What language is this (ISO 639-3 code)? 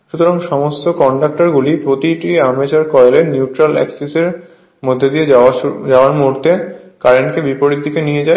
ben